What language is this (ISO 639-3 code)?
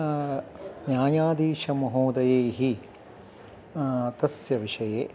san